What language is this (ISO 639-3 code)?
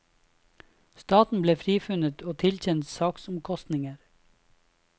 nor